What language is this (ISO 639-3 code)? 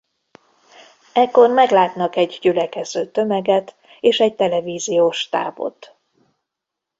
hun